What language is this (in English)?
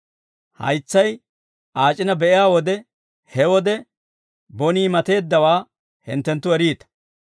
Dawro